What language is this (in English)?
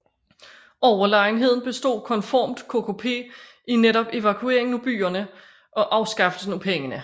Danish